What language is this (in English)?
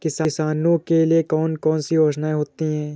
Hindi